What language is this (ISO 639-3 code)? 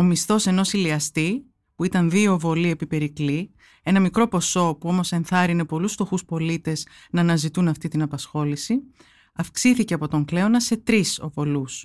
ell